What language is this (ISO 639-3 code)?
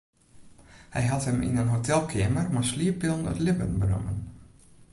fry